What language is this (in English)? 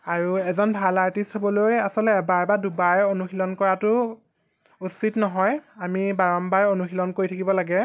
Assamese